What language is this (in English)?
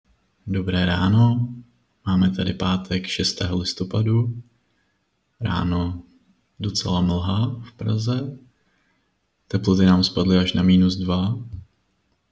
Czech